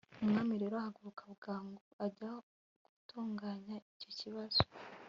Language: Kinyarwanda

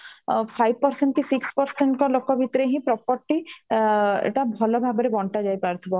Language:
Odia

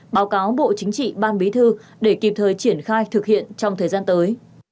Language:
Vietnamese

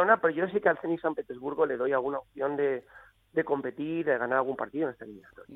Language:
Spanish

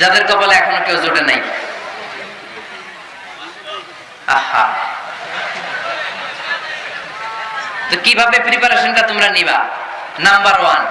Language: Bangla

